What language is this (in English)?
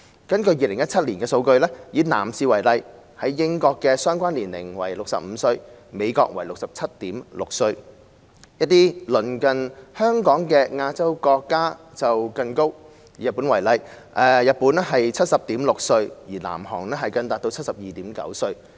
Cantonese